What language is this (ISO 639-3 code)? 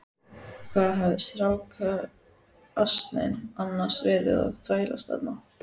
isl